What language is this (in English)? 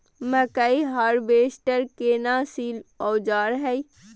Maithili